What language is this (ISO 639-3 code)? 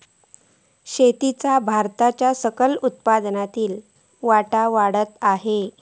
mar